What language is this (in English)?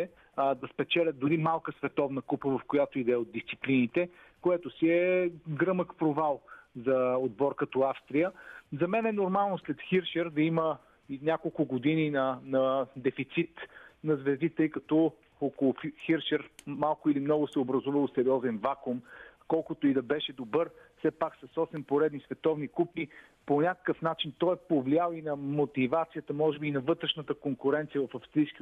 Bulgarian